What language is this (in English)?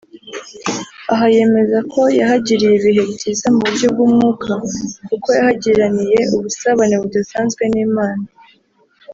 Kinyarwanda